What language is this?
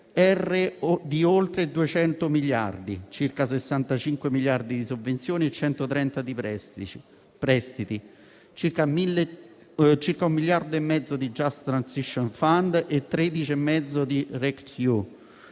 Italian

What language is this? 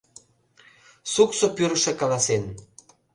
Mari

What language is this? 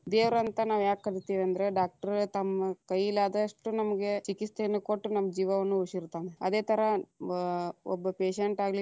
Kannada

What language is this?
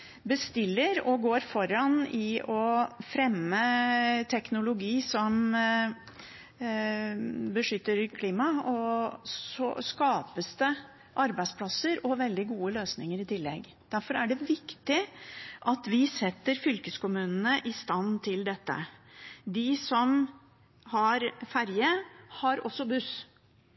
Norwegian Bokmål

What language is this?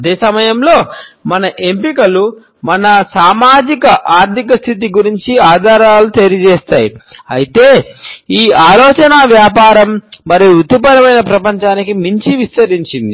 Telugu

